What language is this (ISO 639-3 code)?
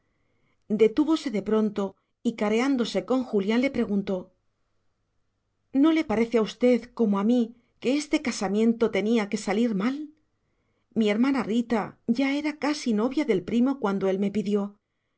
spa